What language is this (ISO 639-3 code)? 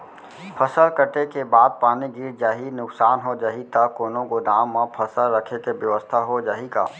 hne